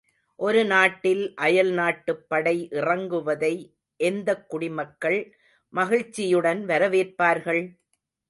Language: Tamil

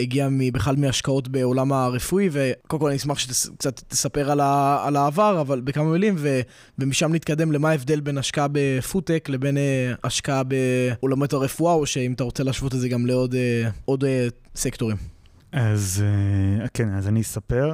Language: Hebrew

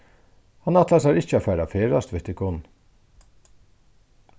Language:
Faroese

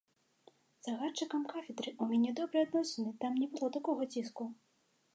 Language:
Belarusian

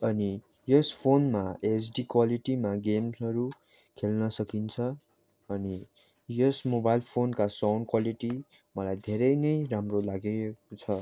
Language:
Nepali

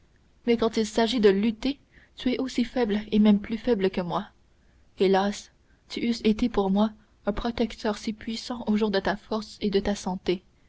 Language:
French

